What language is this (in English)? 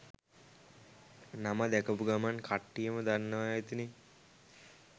Sinhala